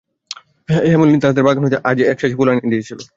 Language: Bangla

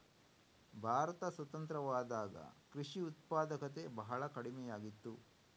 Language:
Kannada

